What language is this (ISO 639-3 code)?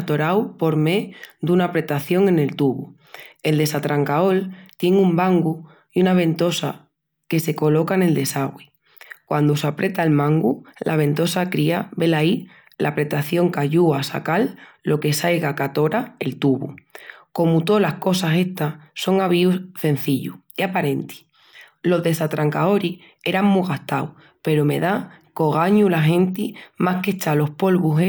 ext